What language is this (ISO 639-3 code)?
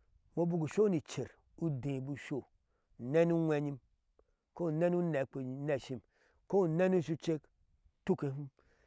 ahs